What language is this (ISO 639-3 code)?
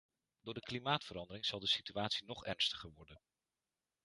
nld